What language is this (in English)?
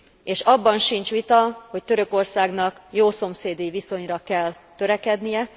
Hungarian